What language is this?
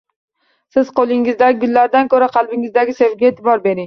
Uzbek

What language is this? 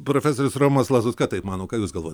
Lithuanian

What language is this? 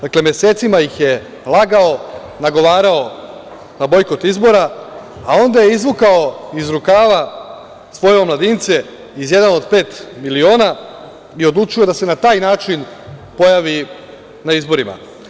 Serbian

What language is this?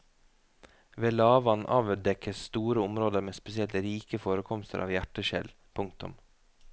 Norwegian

